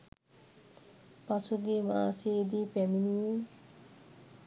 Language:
Sinhala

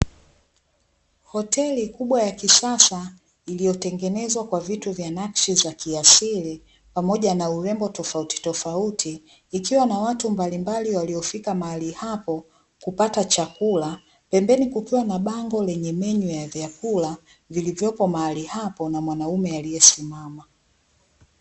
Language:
Swahili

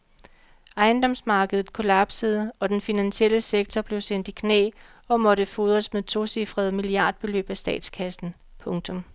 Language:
Danish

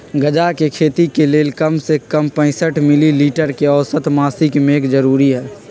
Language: Magahi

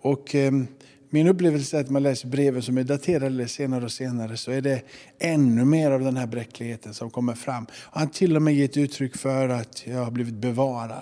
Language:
Swedish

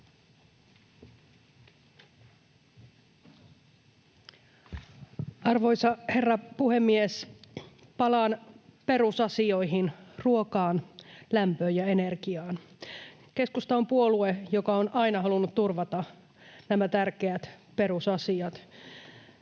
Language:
Finnish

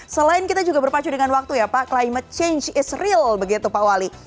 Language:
Indonesian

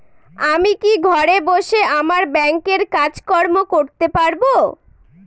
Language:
Bangla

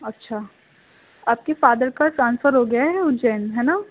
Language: Urdu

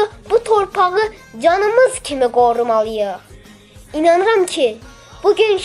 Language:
Turkish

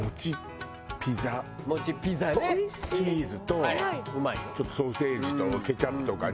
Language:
Japanese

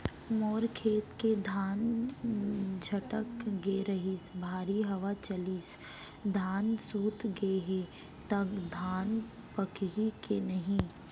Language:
Chhattisgarhi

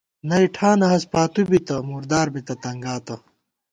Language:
Gawar-Bati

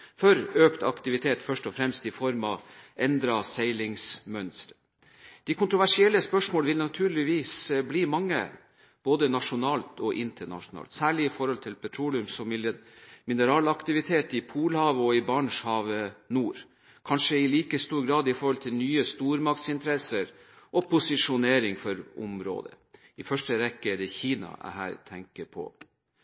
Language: Norwegian Bokmål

